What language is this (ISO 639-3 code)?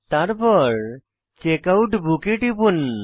ben